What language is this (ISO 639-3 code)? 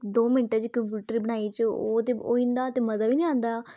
doi